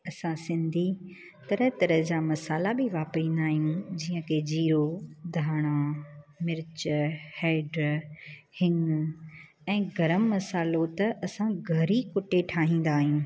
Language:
Sindhi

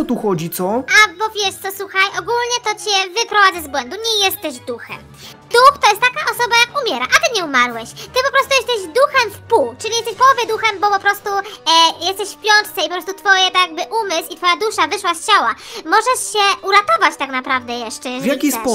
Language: Polish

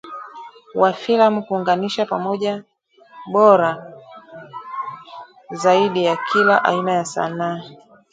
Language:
Swahili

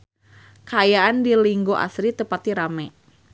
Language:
Sundanese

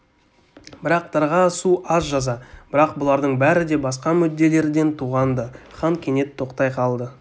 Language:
Kazakh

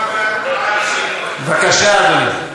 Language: Hebrew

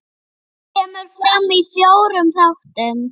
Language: Icelandic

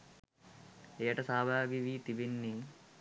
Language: Sinhala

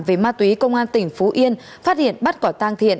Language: Vietnamese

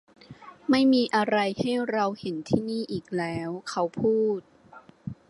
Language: Thai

